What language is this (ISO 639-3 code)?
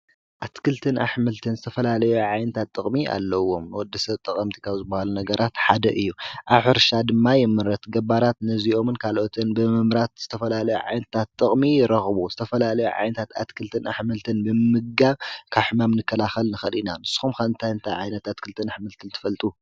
tir